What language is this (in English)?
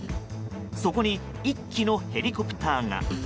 Japanese